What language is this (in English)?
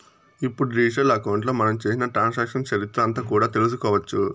Telugu